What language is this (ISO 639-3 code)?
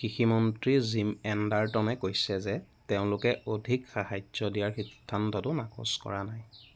asm